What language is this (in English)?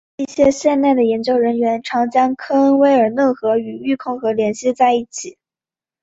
Chinese